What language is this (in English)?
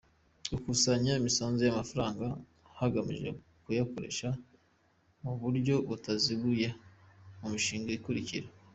Kinyarwanda